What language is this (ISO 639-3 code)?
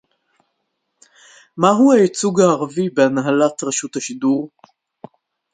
heb